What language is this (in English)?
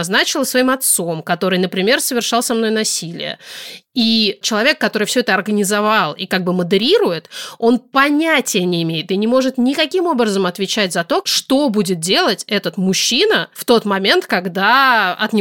Russian